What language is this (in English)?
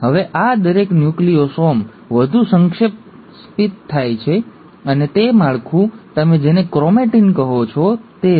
Gujarati